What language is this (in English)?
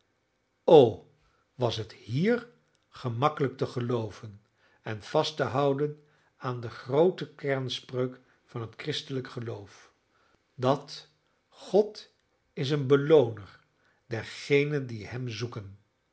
Dutch